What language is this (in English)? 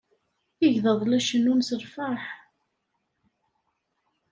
Kabyle